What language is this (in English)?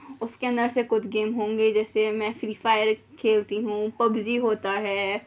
Urdu